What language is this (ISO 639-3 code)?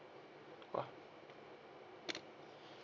eng